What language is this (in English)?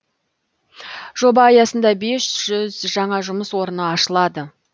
Kazakh